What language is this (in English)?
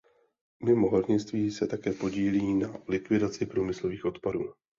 Czech